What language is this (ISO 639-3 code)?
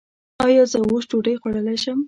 pus